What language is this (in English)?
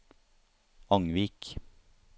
Norwegian